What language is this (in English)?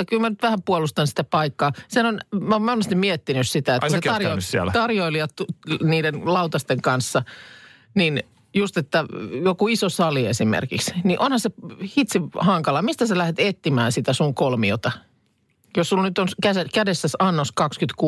Finnish